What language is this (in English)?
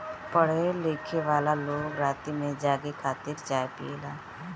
Bhojpuri